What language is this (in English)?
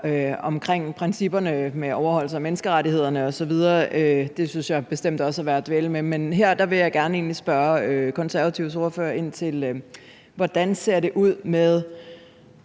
Danish